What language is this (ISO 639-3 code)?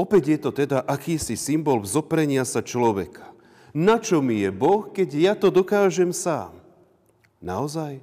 slk